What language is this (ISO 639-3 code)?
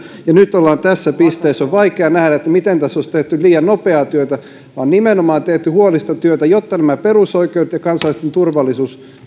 fin